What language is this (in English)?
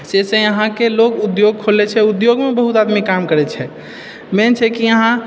Maithili